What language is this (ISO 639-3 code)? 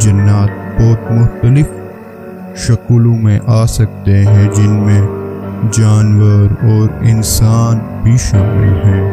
urd